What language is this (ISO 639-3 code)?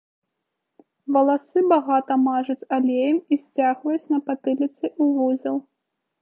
bel